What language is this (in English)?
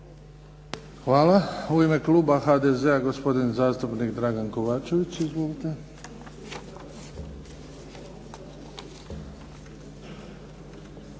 Croatian